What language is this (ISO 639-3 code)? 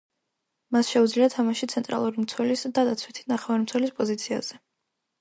kat